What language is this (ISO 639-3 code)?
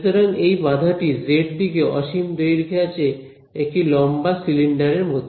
ben